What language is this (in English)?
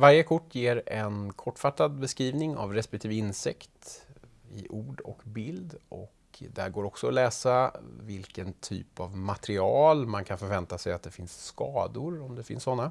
Swedish